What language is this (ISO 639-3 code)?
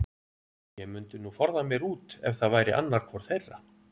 isl